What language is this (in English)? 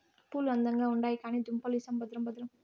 Telugu